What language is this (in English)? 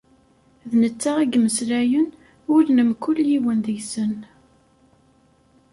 Kabyle